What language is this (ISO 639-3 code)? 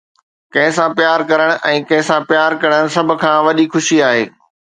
snd